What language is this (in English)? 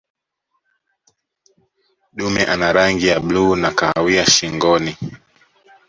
Swahili